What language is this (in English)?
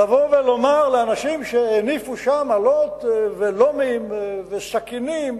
Hebrew